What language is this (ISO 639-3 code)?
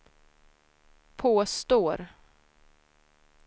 swe